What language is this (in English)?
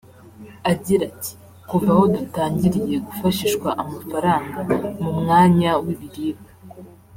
Kinyarwanda